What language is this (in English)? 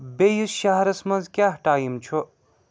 Kashmiri